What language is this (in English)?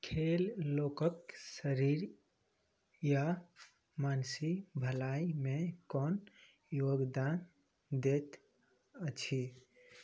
Maithili